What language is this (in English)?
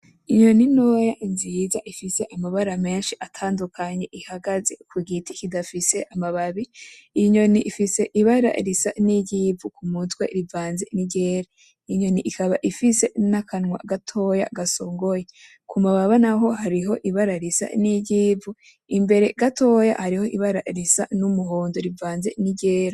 Rundi